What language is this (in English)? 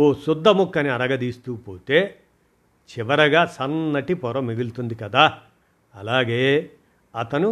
Telugu